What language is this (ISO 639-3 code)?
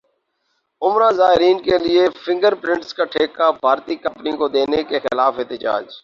urd